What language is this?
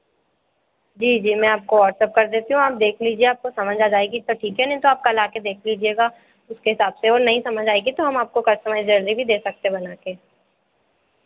Hindi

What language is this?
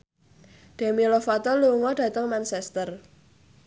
Javanese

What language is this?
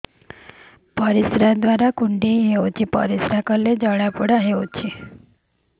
Odia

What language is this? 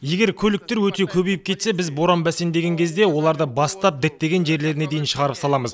Kazakh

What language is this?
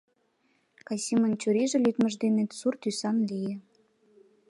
Mari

